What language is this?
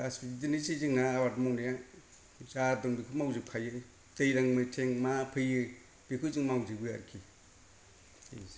Bodo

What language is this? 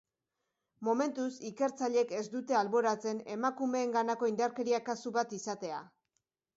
Basque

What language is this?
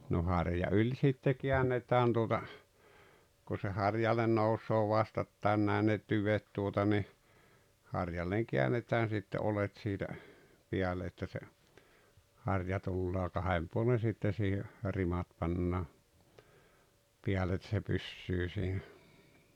Finnish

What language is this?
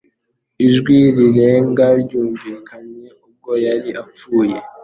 Kinyarwanda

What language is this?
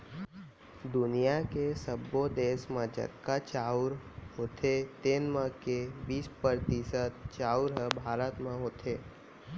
Chhattisgarhi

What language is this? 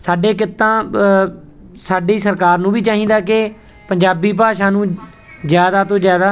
Punjabi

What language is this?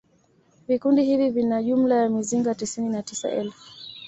Swahili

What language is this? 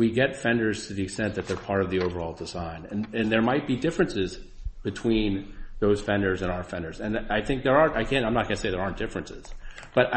English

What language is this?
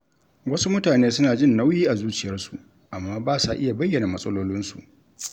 Hausa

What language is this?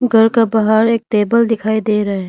Hindi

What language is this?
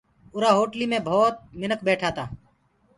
Gurgula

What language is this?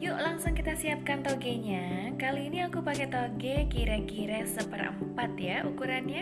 Indonesian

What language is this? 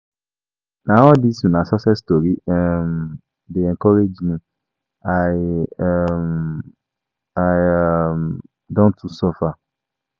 Nigerian Pidgin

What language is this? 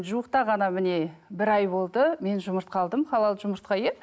Kazakh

